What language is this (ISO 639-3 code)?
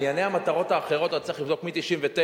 heb